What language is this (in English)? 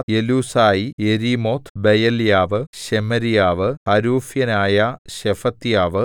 Malayalam